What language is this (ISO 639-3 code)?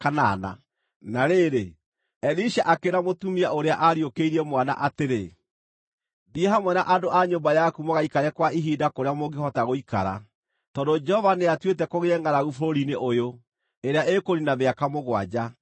kik